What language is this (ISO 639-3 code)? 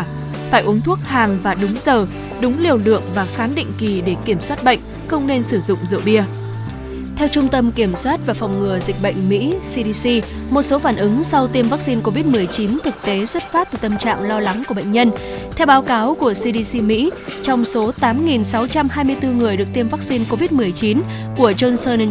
vie